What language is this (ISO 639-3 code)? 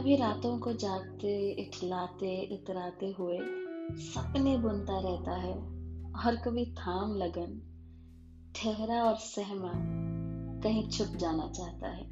hin